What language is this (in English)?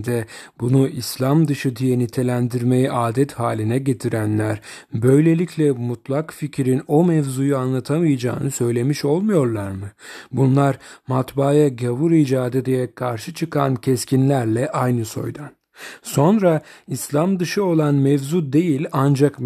Turkish